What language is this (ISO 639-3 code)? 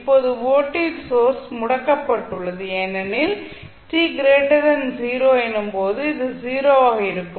tam